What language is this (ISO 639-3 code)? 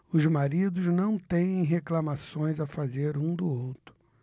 por